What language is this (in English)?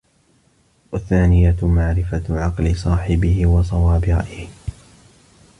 Arabic